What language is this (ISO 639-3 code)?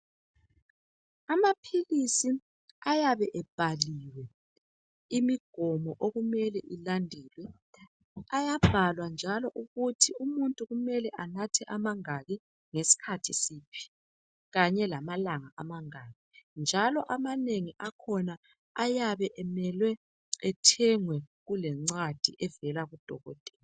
nde